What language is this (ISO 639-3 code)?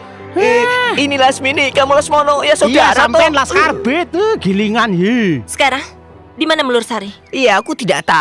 ind